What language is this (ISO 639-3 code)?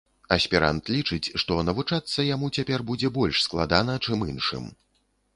bel